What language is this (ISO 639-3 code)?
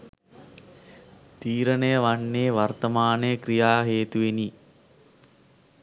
sin